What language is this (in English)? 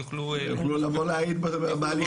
Hebrew